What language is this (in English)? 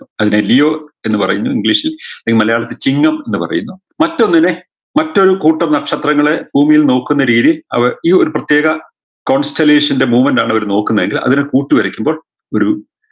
Malayalam